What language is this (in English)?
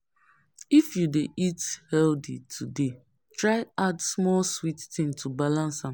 Nigerian Pidgin